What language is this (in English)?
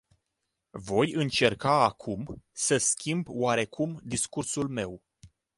Romanian